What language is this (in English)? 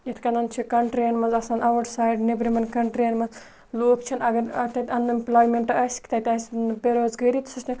Kashmiri